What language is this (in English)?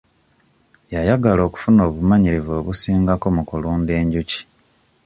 Ganda